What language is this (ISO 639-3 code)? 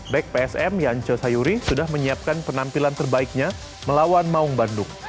ind